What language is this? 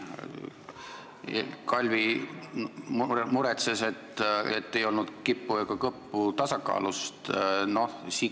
Estonian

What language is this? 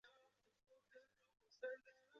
Chinese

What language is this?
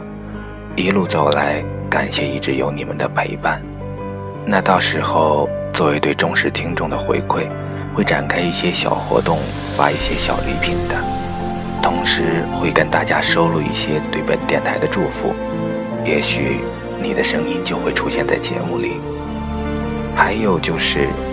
Chinese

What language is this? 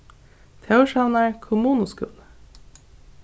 Faroese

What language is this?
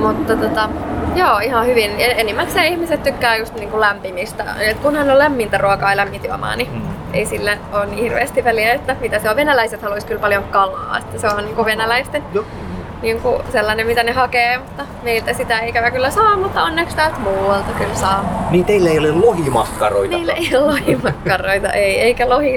Finnish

